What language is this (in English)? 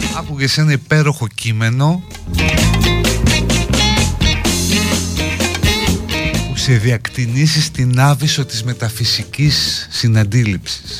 Greek